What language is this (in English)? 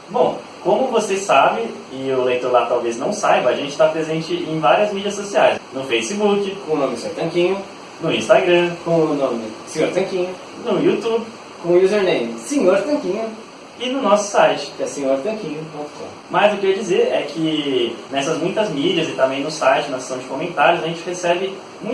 Portuguese